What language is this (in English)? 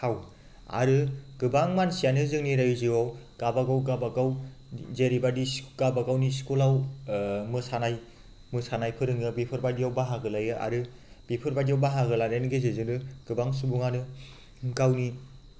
Bodo